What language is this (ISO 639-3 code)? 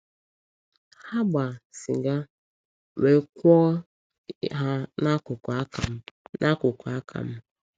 ibo